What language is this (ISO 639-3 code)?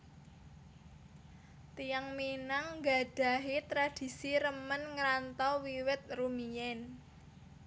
jav